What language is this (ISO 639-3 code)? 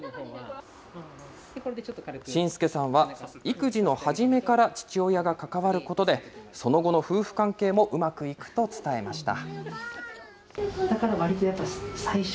jpn